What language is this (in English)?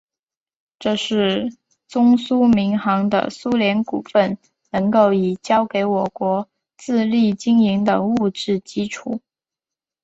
Chinese